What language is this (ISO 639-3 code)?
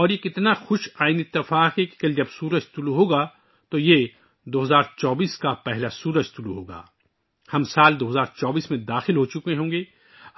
urd